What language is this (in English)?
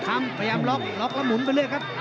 Thai